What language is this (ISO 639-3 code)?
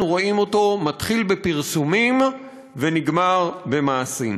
heb